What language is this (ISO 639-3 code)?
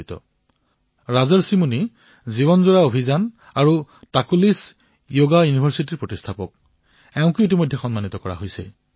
asm